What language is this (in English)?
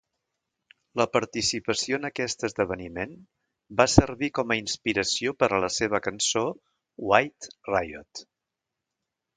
Catalan